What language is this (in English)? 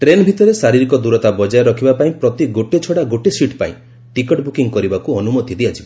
Odia